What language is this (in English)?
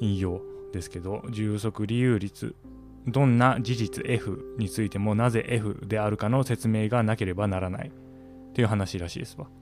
Japanese